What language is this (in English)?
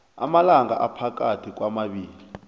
South Ndebele